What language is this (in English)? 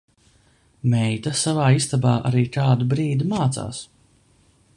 Latvian